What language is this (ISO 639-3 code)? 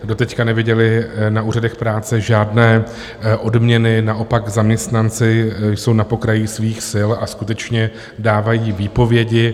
ces